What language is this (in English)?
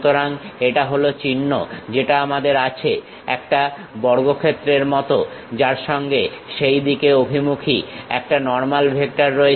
Bangla